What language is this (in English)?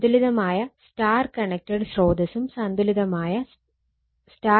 Malayalam